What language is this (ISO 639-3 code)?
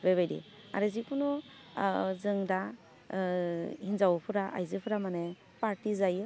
brx